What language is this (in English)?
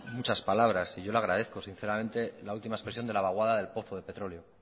Spanish